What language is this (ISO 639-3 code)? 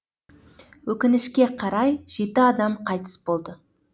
kaz